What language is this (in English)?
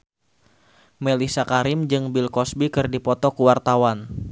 Sundanese